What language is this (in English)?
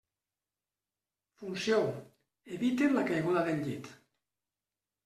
Catalan